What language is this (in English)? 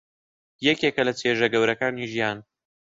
Central Kurdish